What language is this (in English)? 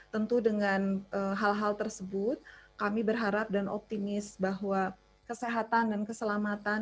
Indonesian